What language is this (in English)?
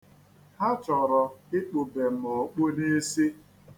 Igbo